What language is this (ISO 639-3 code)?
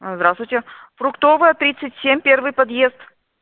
rus